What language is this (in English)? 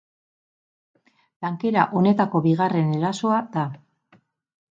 Basque